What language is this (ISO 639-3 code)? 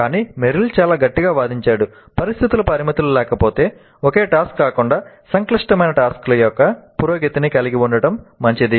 tel